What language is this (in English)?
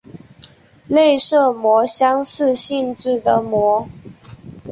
Chinese